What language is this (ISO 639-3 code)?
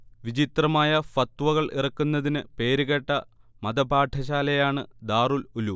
mal